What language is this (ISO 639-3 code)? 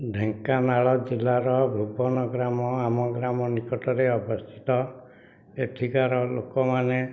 ori